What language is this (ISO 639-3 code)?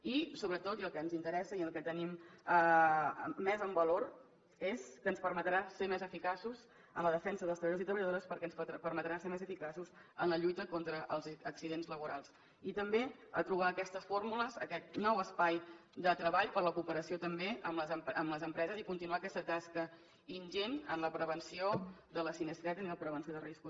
cat